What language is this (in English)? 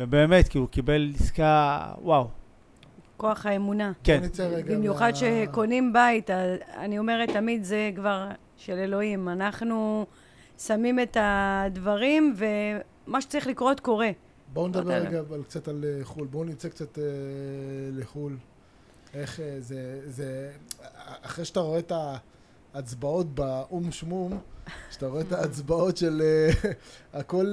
Hebrew